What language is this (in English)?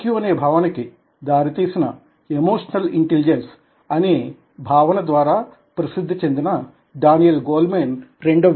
Telugu